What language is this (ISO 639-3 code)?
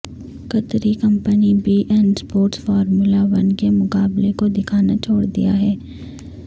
urd